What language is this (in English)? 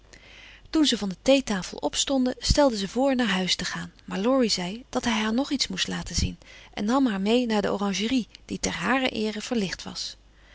Dutch